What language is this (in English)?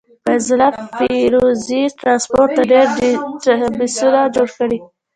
Pashto